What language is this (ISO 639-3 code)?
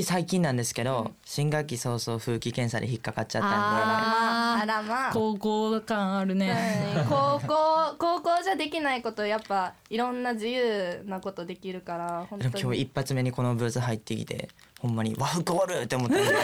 jpn